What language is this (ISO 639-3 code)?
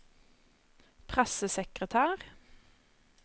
nor